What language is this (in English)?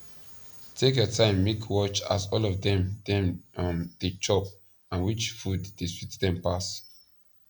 Nigerian Pidgin